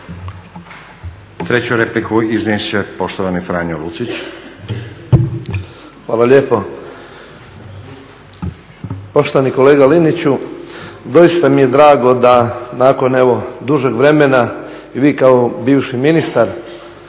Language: Croatian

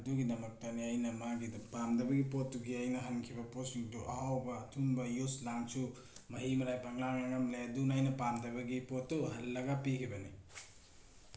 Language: Manipuri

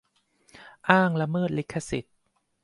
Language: Thai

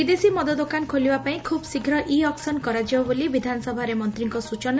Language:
Odia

